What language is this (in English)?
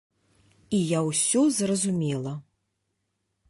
Belarusian